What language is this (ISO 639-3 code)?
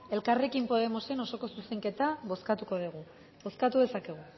eus